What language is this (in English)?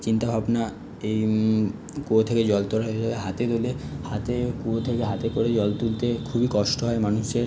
Bangla